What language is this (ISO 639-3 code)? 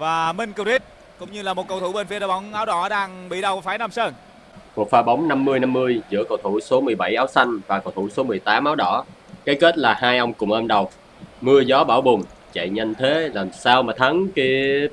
vie